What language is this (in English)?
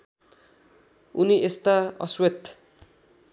Nepali